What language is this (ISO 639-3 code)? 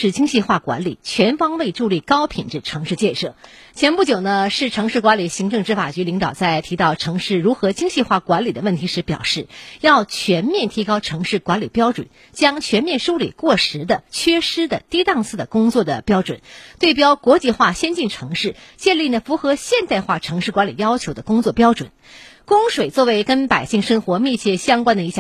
zho